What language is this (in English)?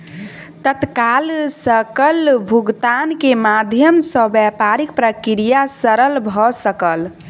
Maithili